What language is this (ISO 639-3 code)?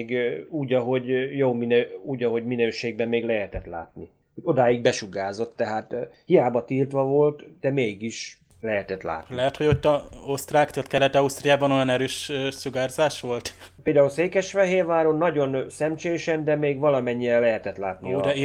hun